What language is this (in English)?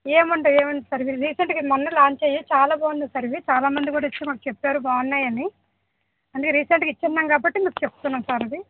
Telugu